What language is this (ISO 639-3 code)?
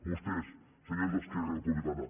cat